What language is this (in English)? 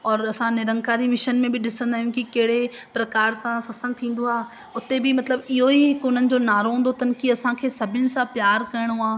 Sindhi